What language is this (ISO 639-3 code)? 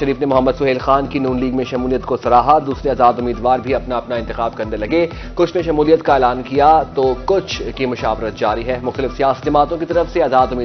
hin